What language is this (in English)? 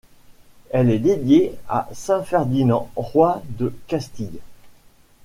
French